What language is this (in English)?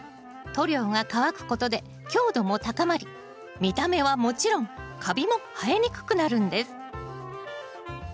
Japanese